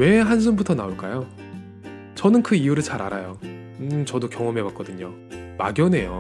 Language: Korean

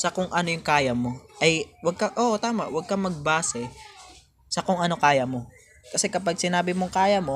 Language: Filipino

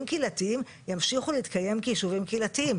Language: Hebrew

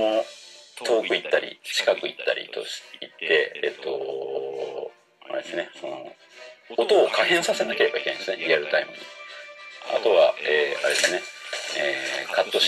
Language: Japanese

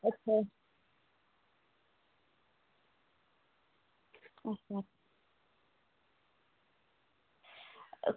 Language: Dogri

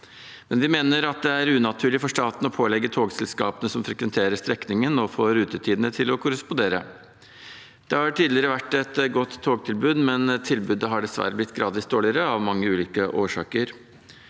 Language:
Norwegian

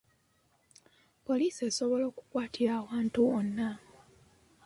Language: Ganda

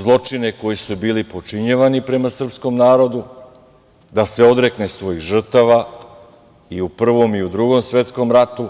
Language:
Serbian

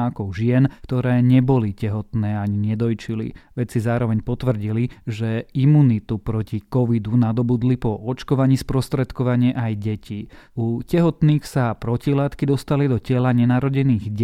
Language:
Slovak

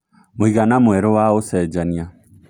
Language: Kikuyu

